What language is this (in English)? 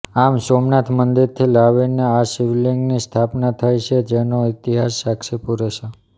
Gujarati